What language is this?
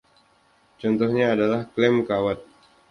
Indonesian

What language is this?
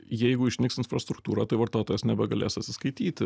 Lithuanian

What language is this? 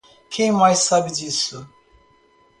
Portuguese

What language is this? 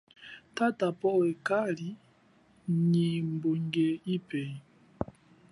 Chokwe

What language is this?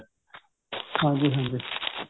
Punjabi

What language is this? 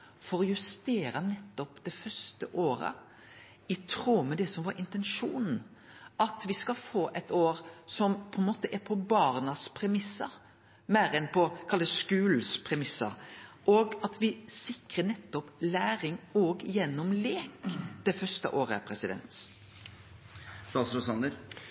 Norwegian Nynorsk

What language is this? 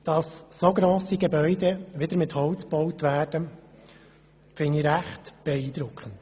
Swiss German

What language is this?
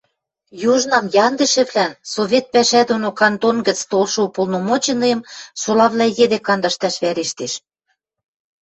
Western Mari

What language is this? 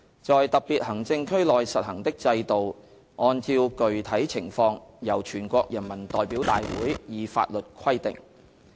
Cantonese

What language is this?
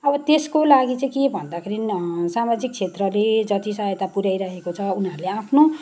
Nepali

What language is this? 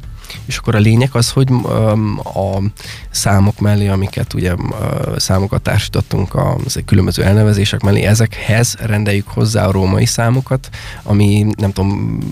Hungarian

